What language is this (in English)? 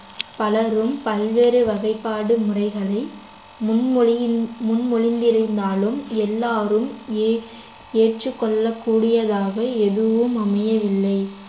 Tamil